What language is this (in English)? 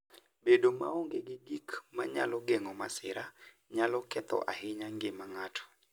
Luo (Kenya and Tanzania)